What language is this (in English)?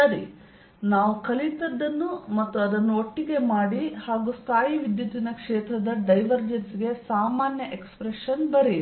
Kannada